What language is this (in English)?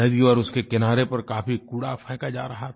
Hindi